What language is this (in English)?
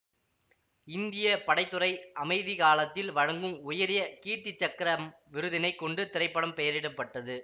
Tamil